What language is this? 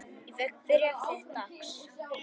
Icelandic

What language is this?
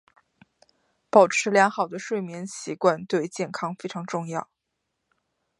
Chinese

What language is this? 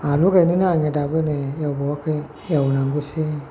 Bodo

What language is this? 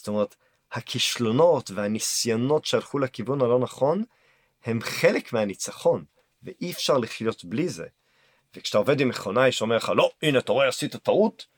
Hebrew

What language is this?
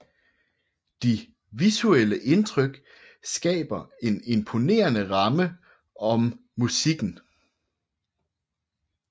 Danish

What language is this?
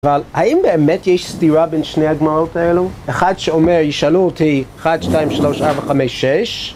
Hebrew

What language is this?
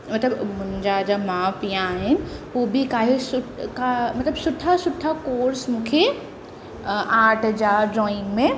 Sindhi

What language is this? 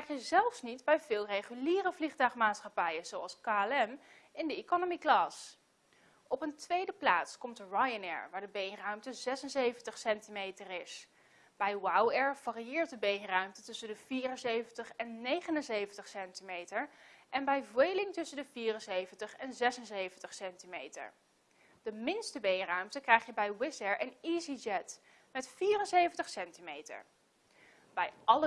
Dutch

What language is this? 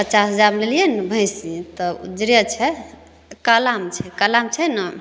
Maithili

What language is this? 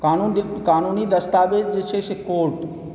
Maithili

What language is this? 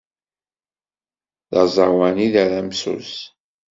Kabyle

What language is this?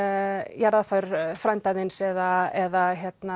Icelandic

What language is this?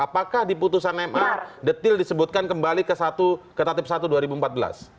Indonesian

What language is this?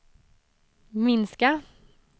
Swedish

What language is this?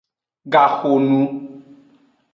Aja (Benin)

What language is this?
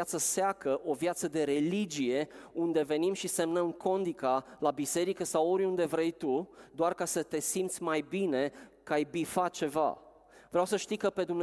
Romanian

